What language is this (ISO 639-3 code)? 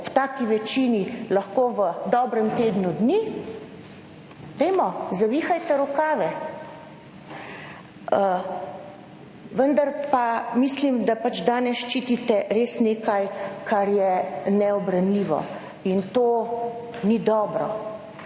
slv